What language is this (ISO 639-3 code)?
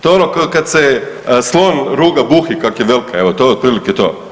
hrv